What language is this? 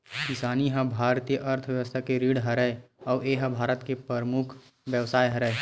Chhattisgarhi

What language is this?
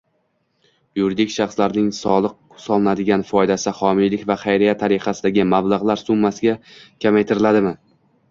Uzbek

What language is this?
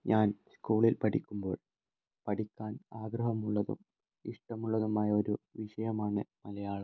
Malayalam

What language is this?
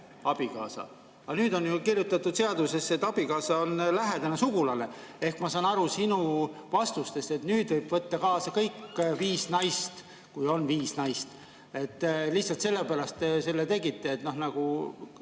Estonian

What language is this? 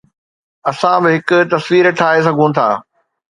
Sindhi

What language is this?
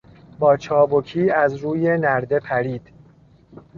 Persian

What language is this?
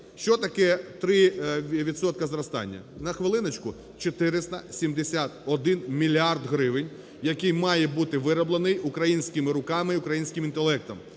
Ukrainian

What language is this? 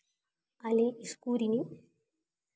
Santali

